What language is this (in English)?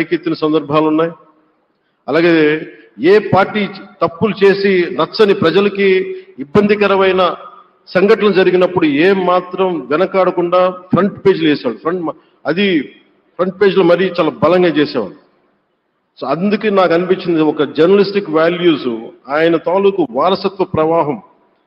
Telugu